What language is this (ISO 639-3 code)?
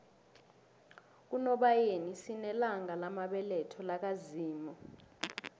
nbl